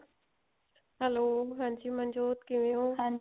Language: Punjabi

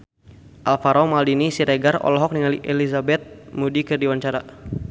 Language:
Sundanese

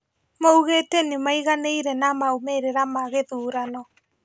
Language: Kikuyu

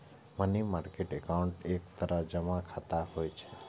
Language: Maithili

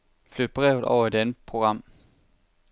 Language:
Danish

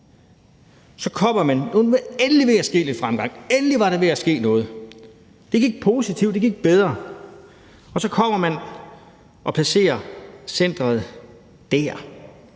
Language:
Danish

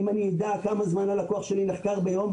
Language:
Hebrew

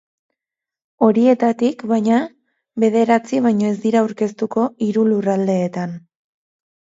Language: Basque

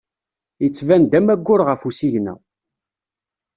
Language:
Kabyle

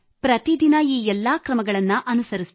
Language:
Kannada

